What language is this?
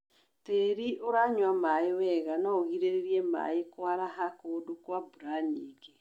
Kikuyu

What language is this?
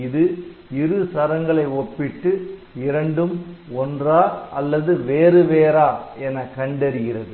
Tamil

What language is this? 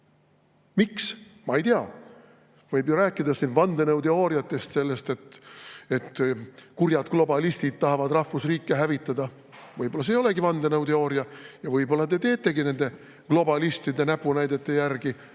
Estonian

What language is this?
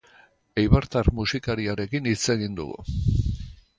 Basque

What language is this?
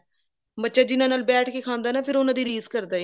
Punjabi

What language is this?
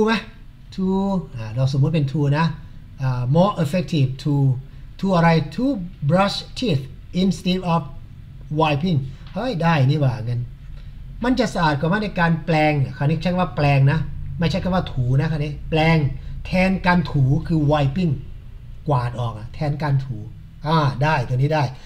Thai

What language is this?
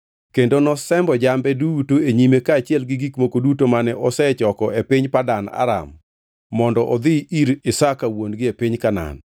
Luo (Kenya and Tanzania)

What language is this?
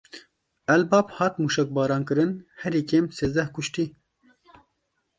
Kurdish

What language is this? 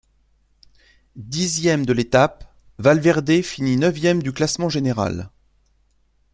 French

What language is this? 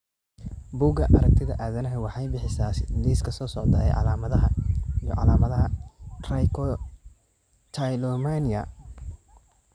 Somali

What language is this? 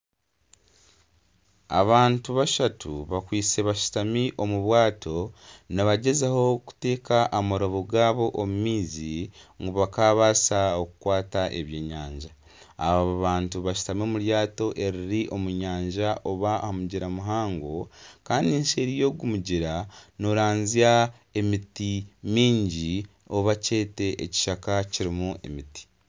Nyankole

